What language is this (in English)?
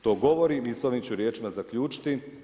Croatian